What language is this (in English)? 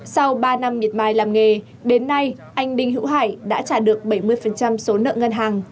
Vietnamese